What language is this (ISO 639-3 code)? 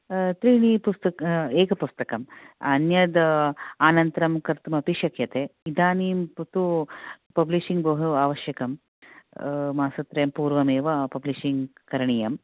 san